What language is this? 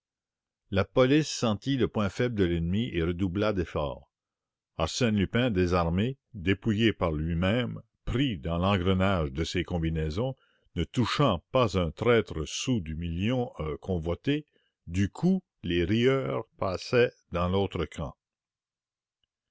French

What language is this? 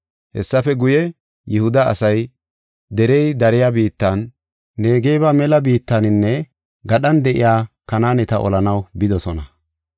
Gofa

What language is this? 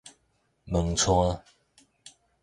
Min Nan Chinese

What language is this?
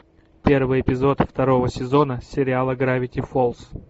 Russian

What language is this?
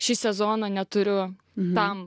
Lithuanian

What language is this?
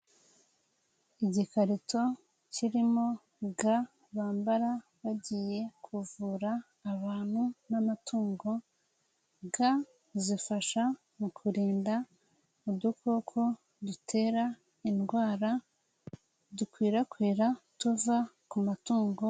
Kinyarwanda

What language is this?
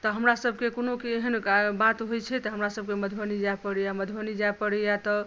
Maithili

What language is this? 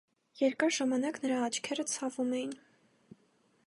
Armenian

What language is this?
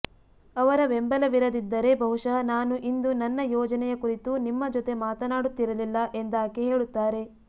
Kannada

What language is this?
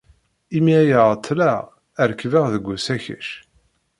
Kabyle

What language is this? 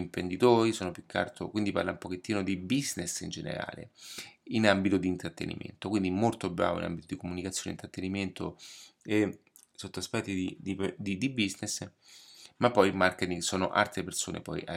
Italian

